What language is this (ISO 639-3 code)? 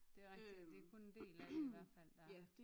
dan